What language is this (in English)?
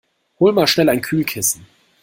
German